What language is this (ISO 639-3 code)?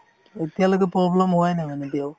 asm